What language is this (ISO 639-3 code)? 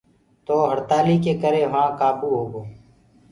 ggg